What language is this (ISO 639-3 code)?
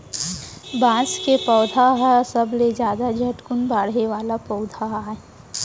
hne